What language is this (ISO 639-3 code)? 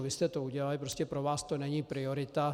ces